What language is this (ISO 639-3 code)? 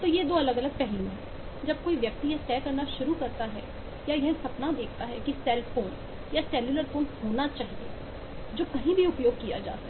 hin